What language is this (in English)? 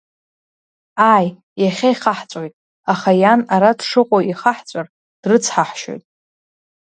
Abkhazian